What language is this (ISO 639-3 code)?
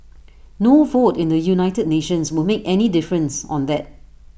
eng